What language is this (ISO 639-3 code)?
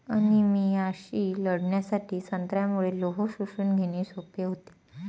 mar